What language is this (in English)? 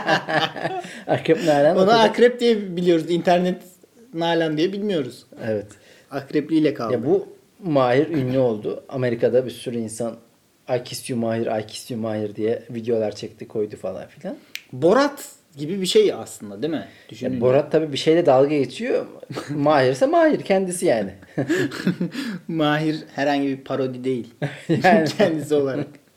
Turkish